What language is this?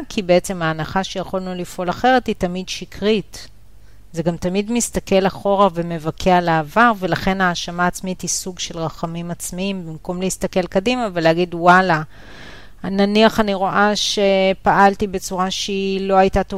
Hebrew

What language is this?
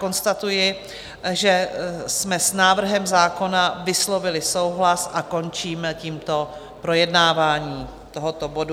Czech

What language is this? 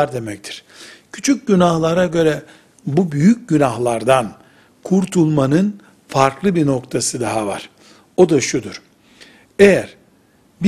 Turkish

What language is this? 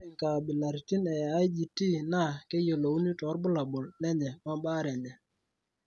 Masai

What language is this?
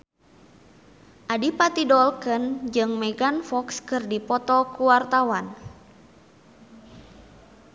Sundanese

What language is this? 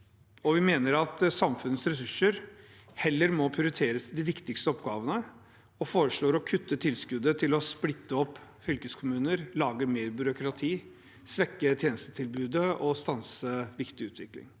Norwegian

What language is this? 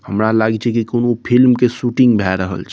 Maithili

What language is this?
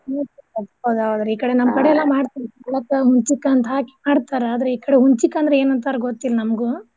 Kannada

